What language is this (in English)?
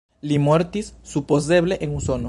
Esperanto